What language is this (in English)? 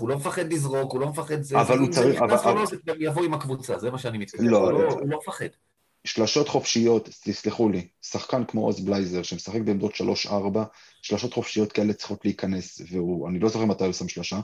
Hebrew